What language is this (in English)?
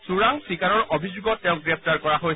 Assamese